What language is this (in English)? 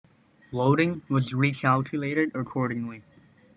English